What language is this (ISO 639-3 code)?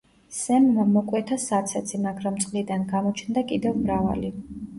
kat